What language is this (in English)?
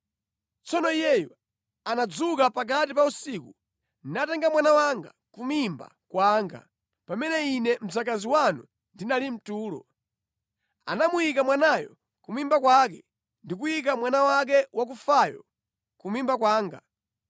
Nyanja